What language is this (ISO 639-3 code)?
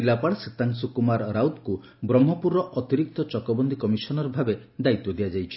ori